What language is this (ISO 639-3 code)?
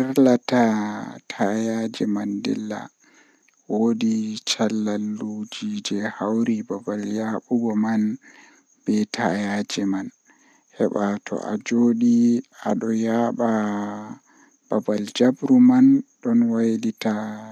fuh